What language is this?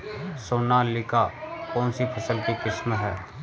Hindi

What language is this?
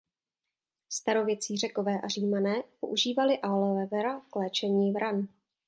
Czech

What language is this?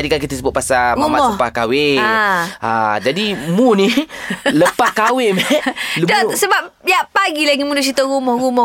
Malay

